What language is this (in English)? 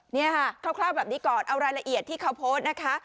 Thai